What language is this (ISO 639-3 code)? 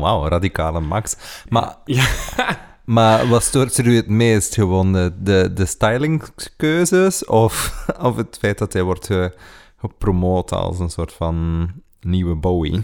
nld